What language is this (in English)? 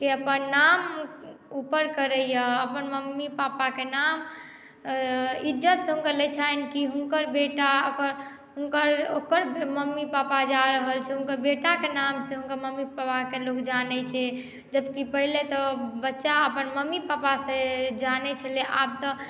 Maithili